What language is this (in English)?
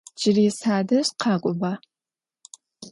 Adyghe